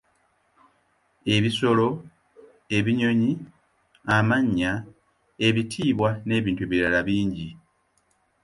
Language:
Ganda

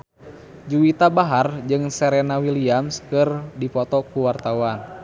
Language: Sundanese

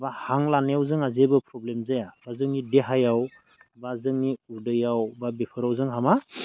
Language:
Bodo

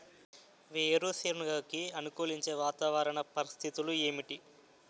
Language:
Telugu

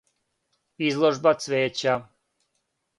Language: Serbian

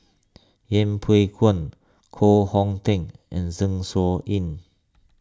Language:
English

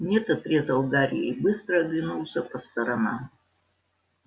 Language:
Russian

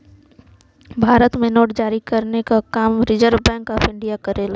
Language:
Bhojpuri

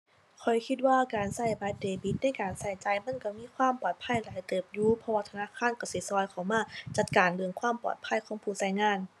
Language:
Thai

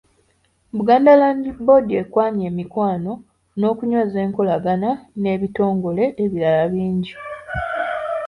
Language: Ganda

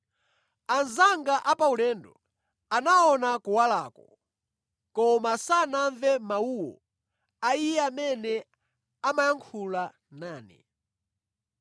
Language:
Nyanja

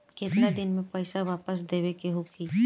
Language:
Bhojpuri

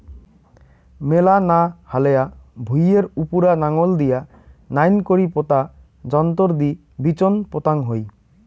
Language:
Bangla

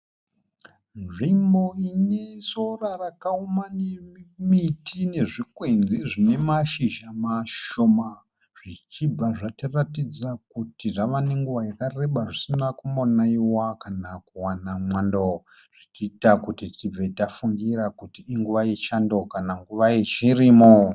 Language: Shona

